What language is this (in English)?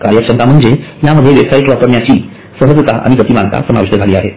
Marathi